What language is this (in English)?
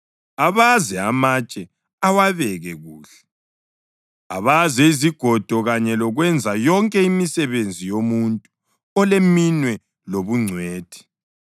North Ndebele